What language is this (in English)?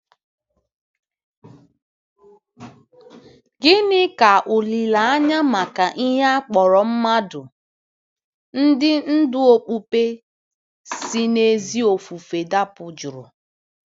Igbo